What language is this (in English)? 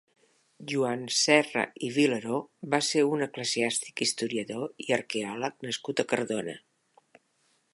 Catalan